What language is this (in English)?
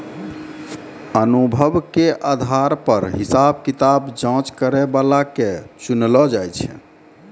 Maithili